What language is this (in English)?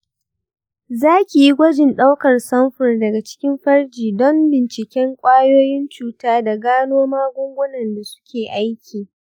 Hausa